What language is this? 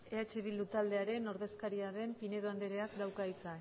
Basque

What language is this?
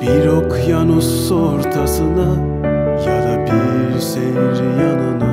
Turkish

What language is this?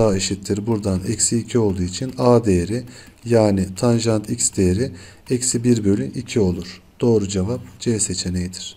Turkish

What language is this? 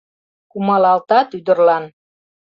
Mari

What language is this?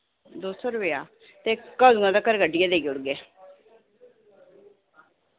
Dogri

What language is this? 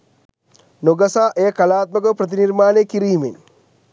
Sinhala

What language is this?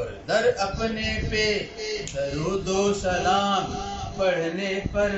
Arabic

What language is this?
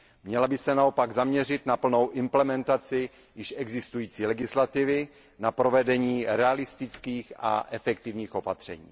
Czech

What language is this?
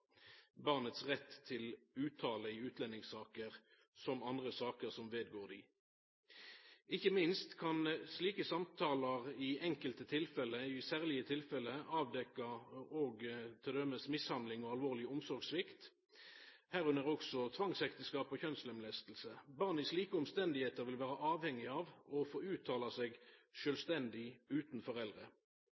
Norwegian Nynorsk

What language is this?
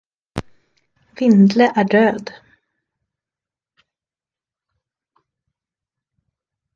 Swedish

